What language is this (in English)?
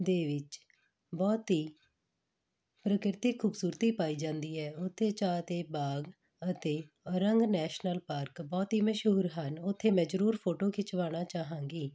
Punjabi